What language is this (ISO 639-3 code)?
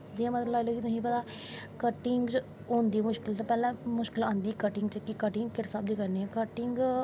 doi